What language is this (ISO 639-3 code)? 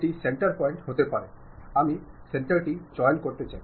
ben